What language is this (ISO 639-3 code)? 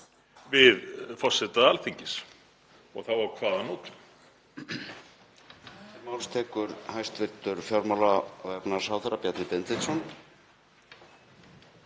isl